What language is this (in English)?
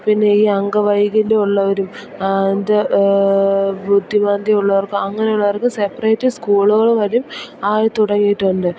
Malayalam